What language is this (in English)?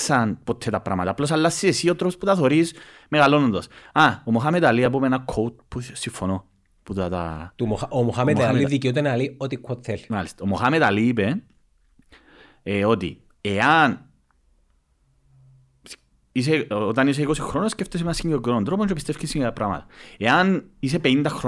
Greek